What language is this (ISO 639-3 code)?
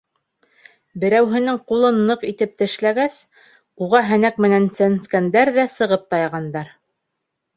bak